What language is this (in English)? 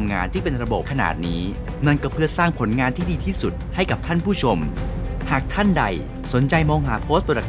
Thai